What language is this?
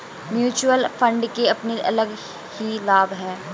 Hindi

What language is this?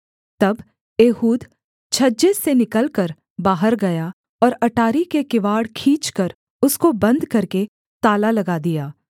Hindi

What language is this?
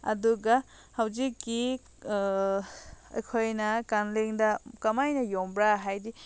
Manipuri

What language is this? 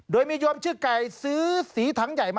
Thai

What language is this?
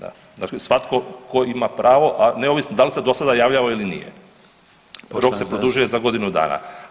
Croatian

